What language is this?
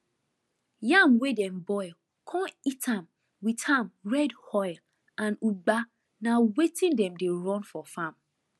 Nigerian Pidgin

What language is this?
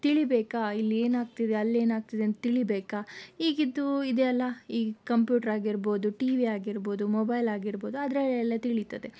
Kannada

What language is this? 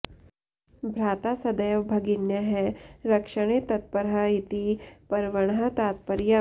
Sanskrit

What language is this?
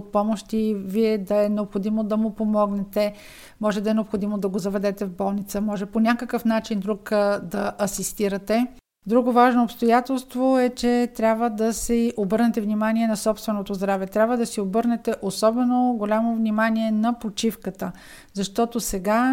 Bulgarian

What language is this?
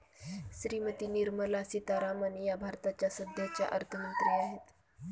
Marathi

